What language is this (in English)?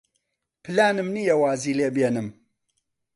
Central Kurdish